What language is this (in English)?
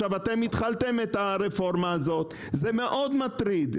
Hebrew